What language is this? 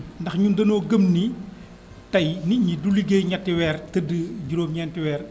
Wolof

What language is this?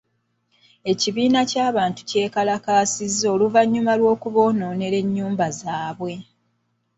Ganda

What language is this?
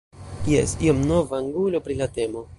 Esperanto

